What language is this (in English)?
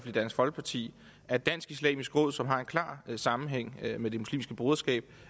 Danish